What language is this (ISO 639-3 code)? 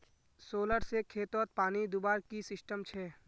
mag